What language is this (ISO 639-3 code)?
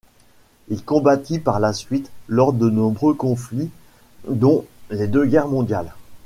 fra